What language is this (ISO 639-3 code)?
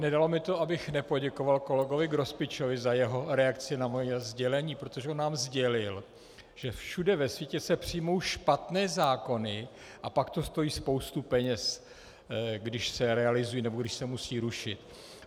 ces